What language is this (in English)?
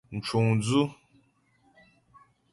Ghomala